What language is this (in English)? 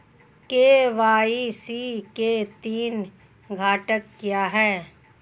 Hindi